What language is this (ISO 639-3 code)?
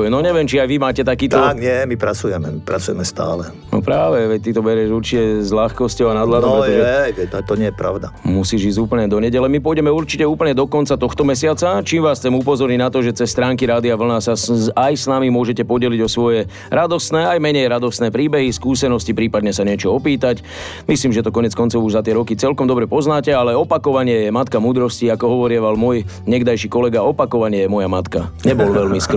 slk